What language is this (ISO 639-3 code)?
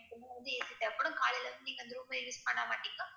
tam